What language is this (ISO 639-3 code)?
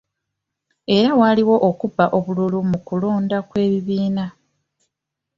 lug